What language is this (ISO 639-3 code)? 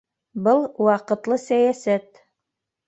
bak